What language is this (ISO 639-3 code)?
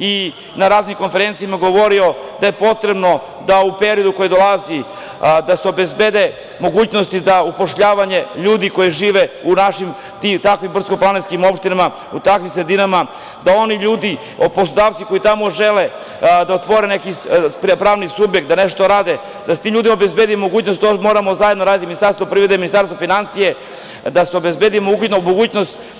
srp